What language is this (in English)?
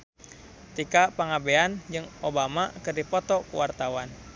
Sundanese